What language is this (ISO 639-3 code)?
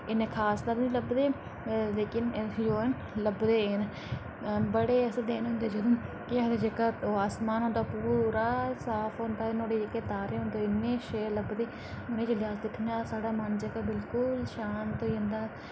doi